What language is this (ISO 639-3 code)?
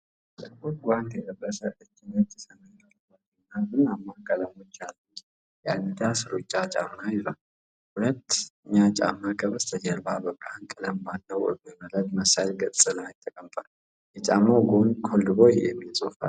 amh